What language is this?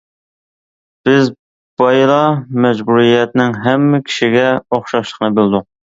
Uyghur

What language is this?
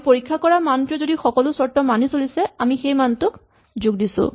Assamese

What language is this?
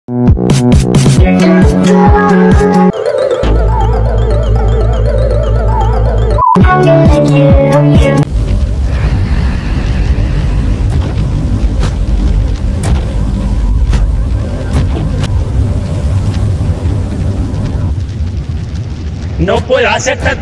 English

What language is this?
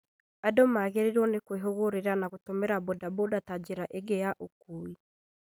Kikuyu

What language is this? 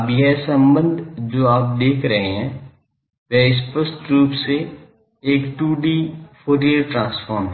Hindi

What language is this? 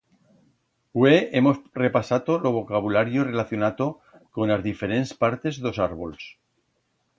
Aragonese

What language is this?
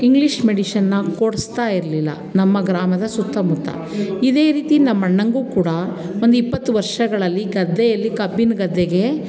Kannada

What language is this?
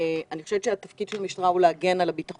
Hebrew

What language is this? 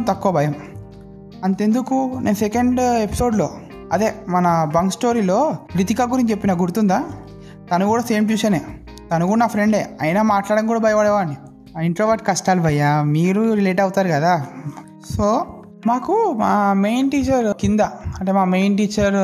Telugu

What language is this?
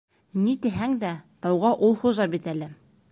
Bashkir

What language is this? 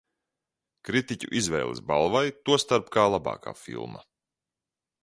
Latvian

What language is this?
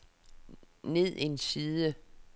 Danish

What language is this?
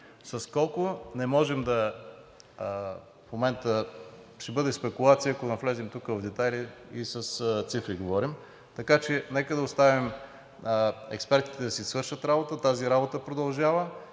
Bulgarian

